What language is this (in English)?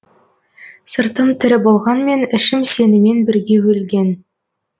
Kazakh